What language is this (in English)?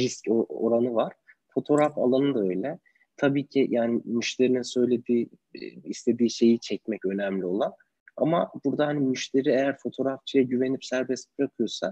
Turkish